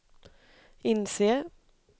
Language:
Swedish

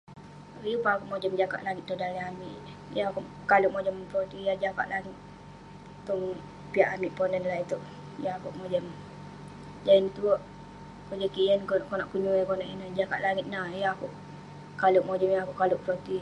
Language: Western Penan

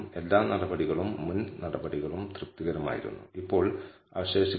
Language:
Malayalam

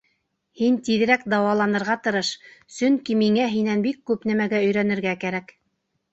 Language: Bashkir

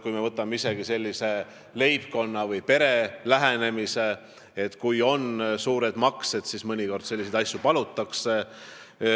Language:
Estonian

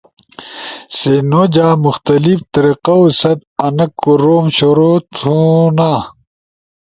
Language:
Ushojo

